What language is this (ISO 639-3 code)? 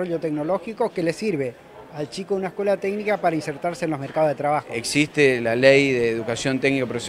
spa